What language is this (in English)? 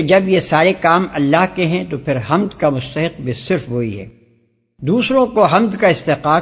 Urdu